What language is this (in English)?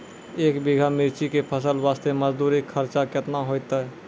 Maithili